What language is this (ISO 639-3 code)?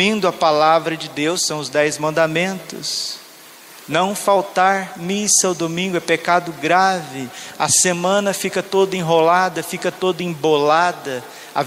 por